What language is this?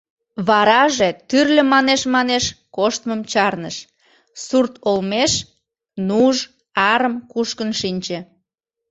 Mari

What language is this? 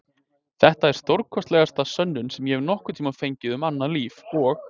Icelandic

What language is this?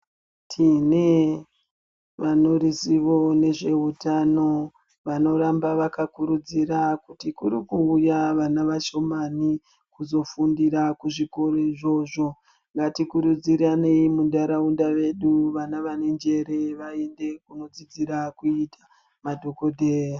Ndau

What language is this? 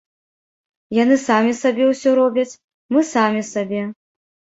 Belarusian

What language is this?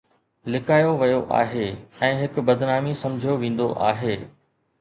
Sindhi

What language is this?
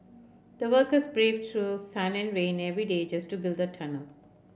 English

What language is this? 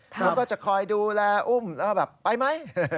Thai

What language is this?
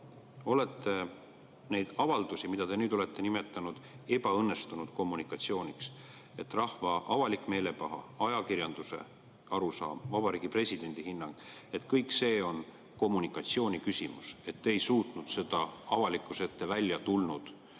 Estonian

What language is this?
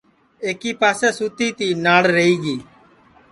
Sansi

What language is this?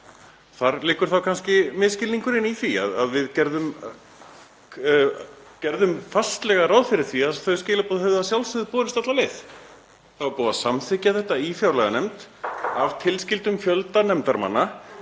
Icelandic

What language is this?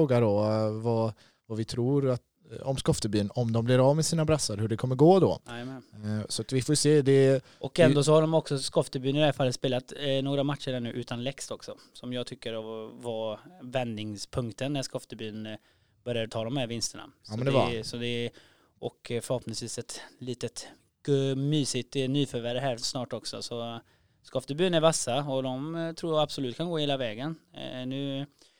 Swedish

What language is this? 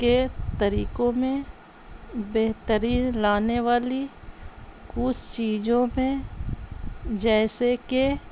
Urdu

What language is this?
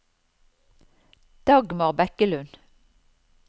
Norwegian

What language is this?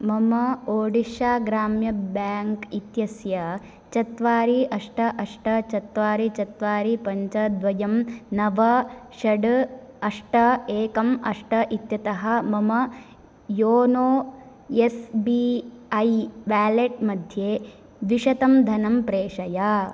Sanskrit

